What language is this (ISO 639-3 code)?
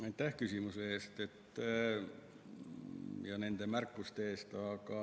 est